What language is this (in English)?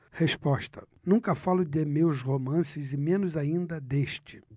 Portuguese